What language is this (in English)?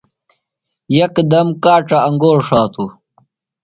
Phalura